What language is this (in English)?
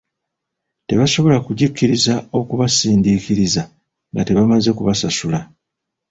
Ganda